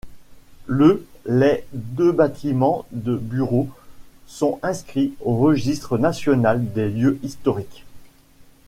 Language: French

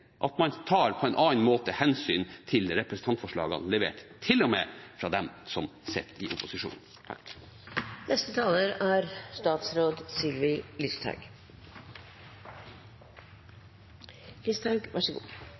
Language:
Norwegian Bokmål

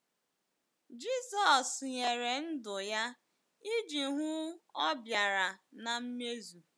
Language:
Igbo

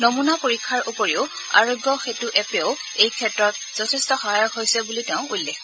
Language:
Assamese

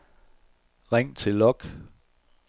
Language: Danish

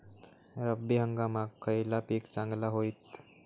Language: Marathi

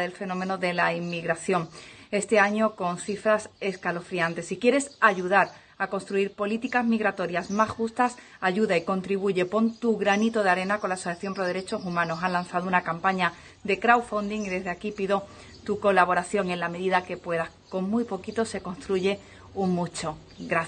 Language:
Spanish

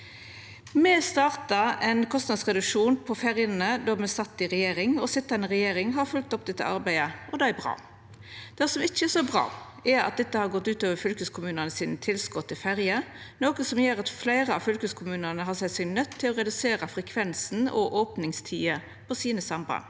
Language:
Norwegian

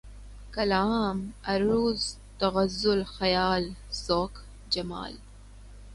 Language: Urdu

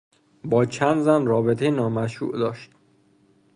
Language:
Persian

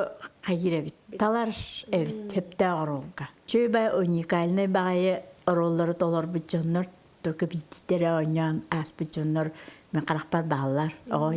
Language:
Turkish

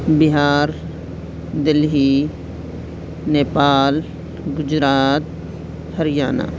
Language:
Urdu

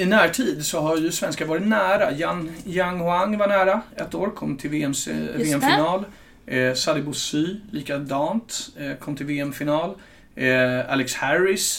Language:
Swedish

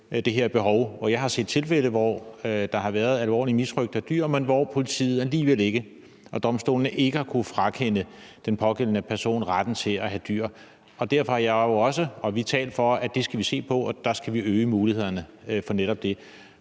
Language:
Danish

